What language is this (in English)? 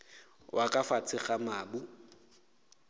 Northern Sotho